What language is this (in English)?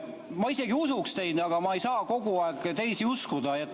Estonian